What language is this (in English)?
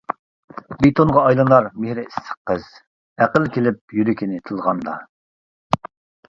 Uyghur